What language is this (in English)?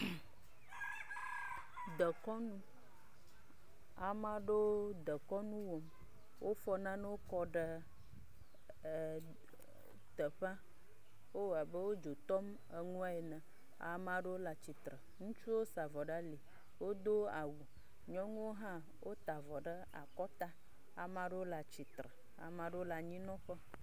Ewe